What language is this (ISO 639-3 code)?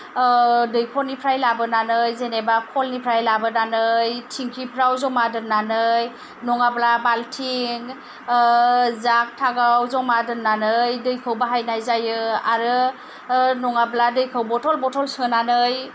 brx